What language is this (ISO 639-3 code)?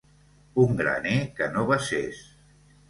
cat